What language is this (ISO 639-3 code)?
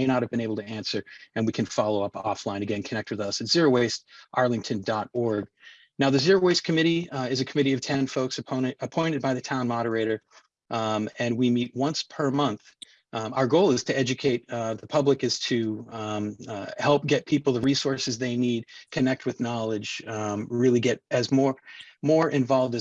eng